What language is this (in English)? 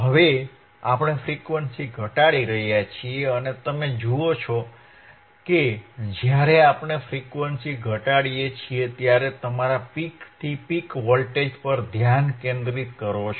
Gujarati